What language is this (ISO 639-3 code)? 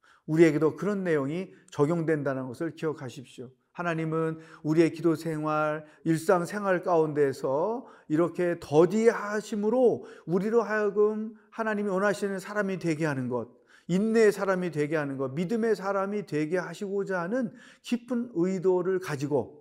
kor